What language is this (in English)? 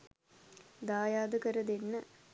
Sinhala